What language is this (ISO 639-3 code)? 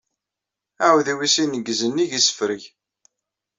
kab